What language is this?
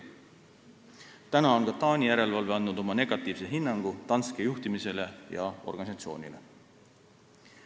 Estonian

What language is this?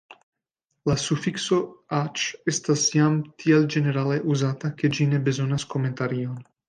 Esperanto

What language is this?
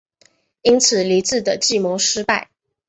Chinese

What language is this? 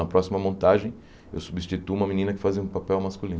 Portuguese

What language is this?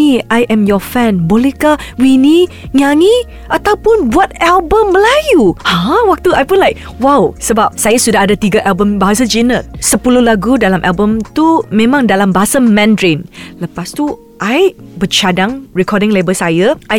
Malay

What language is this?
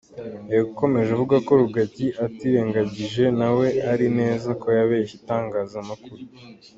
Kinyarwanda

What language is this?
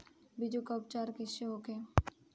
Bhojpuri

